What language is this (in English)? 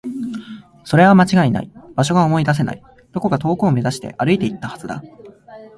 Japanese